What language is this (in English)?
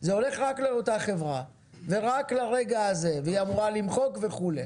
Hebrew